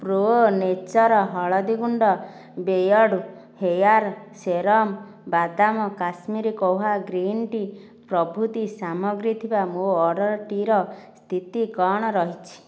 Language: Odia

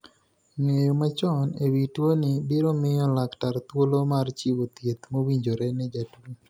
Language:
Luo (Kenya and Tanzania)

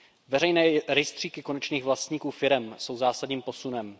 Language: Czech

